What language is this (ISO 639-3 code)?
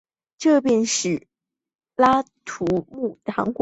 zho